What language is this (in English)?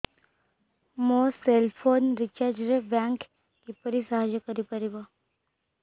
Odia